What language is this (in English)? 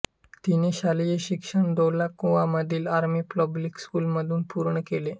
Marathi